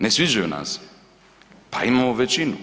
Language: Croatian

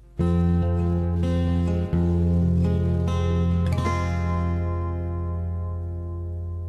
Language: Indonesian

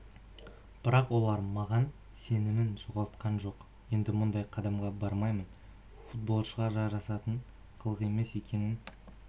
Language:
Kazakh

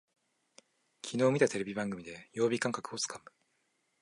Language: Japanese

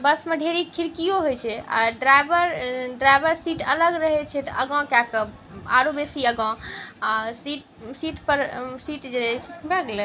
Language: Maithili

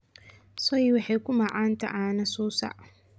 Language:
Somali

